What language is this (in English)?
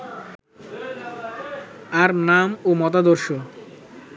Bangla